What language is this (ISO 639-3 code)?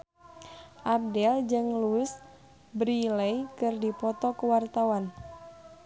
sun